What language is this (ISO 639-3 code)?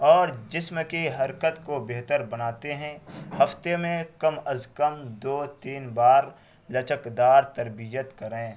urd